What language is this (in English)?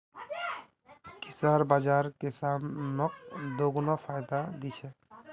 Magahi